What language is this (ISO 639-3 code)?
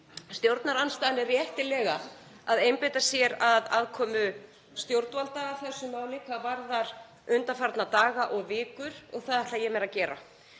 isl